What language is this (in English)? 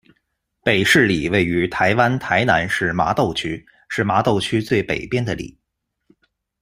Chinese